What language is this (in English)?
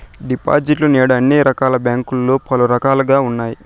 Telugu